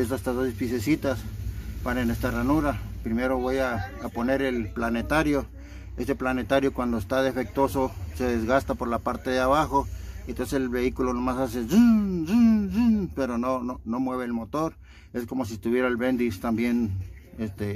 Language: Spanish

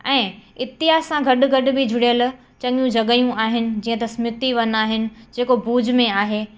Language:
Sindhi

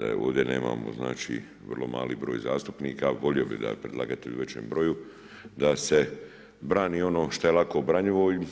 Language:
Croatian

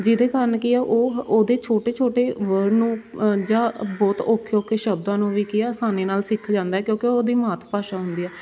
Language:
Punjabi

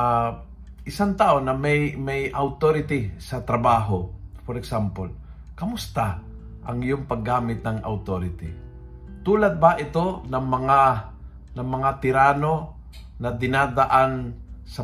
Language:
Filipino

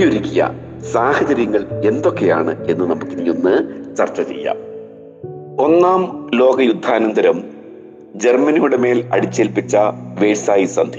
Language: Malayalam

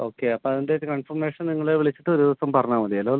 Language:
Malayalam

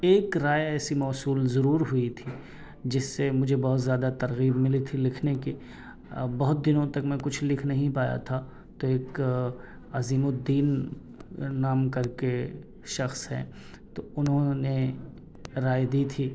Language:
Urdu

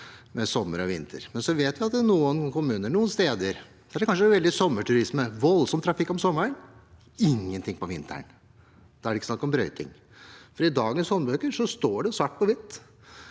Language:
Norwegian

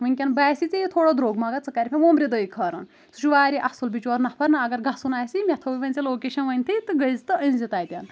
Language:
Kashmiri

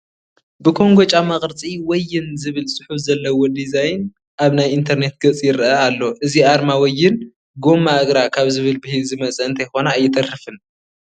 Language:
Tigrinya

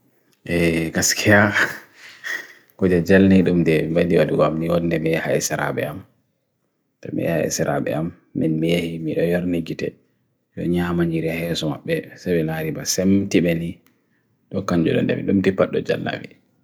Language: Bagirmi Fulfulde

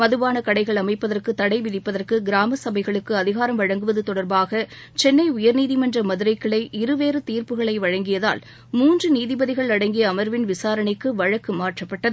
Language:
Tamil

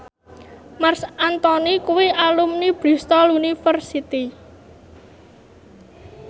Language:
Javanese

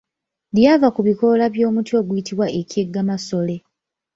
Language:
Ganda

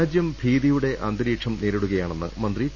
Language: Malayalam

